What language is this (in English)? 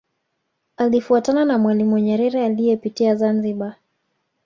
Swahili